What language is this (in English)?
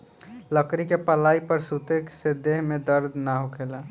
Bhojpuri